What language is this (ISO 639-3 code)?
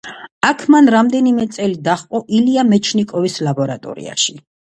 kat